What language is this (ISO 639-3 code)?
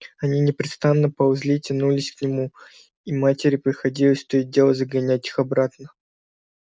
rus